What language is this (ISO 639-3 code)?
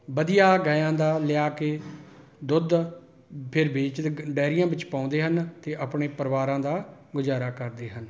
pan